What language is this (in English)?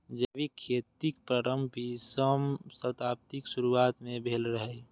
Maithili